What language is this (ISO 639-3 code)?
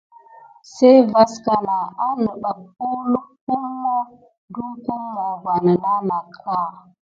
gid